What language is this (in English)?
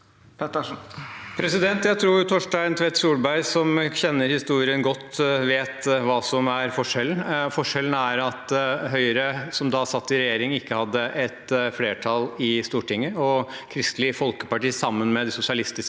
Norwegian